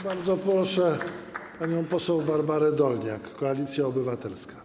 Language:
Polish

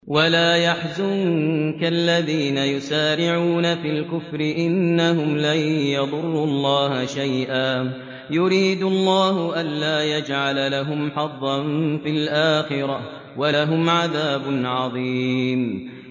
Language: Arabic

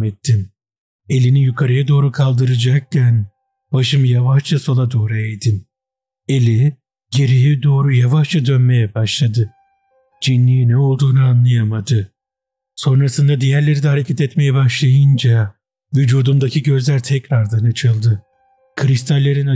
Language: Turkish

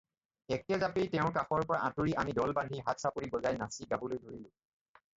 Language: Assamese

